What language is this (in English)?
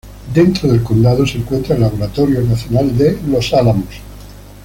Spanish